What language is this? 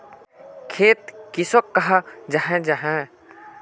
Magahi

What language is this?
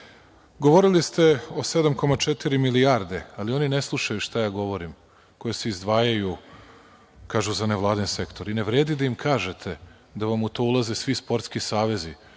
Serbian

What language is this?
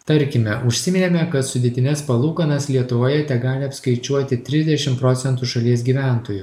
Lithuanian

